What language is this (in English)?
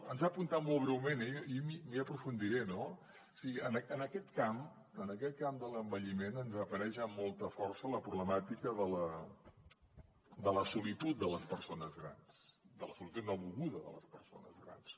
Catalan